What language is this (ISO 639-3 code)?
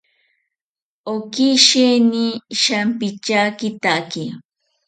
cpy